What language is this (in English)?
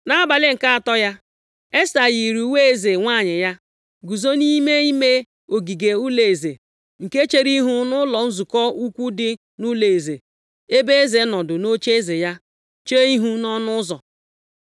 Igbo